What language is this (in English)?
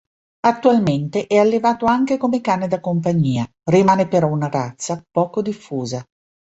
Italian